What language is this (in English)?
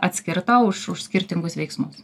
Lithuanian